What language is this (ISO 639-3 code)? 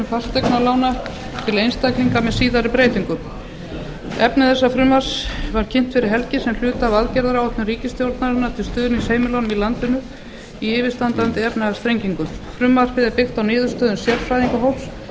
isl